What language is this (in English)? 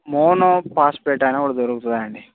Telugu